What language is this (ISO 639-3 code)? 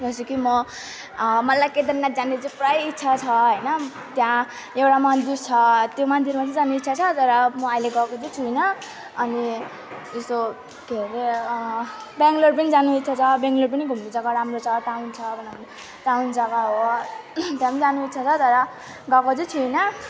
nep